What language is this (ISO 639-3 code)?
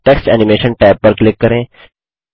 hin